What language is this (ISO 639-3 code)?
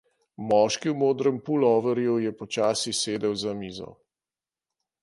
slv